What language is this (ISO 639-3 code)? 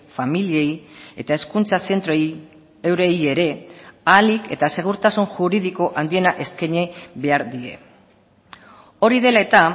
eus